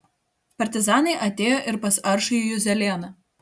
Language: Lithuanian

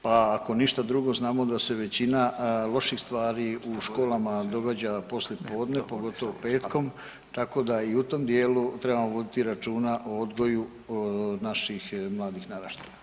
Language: Croatian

